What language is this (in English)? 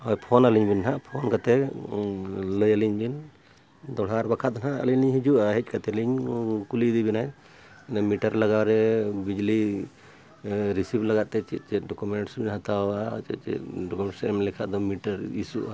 Santali